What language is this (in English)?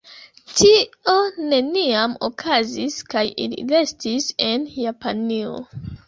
Esperanto